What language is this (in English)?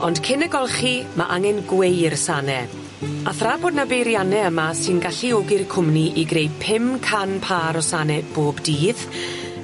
Welsh